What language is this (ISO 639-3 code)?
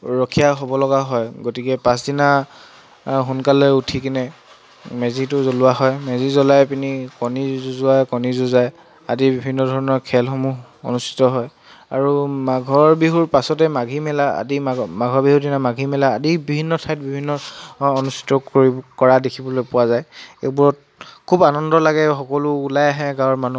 asm